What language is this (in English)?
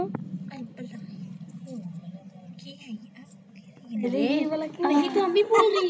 Hindi